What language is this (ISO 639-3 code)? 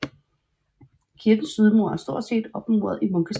dan